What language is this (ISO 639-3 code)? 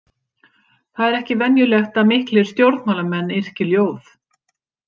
isl